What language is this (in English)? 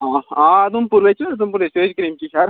Dogri